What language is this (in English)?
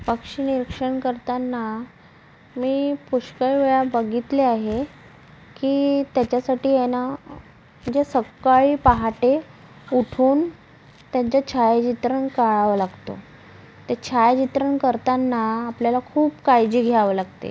Marathi